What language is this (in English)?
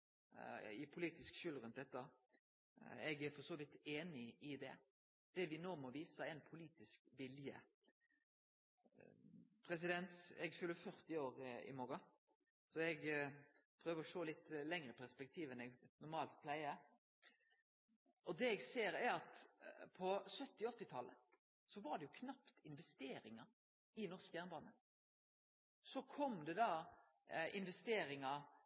Norwegian Nynorsk